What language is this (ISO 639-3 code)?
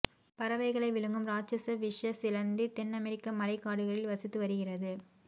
tam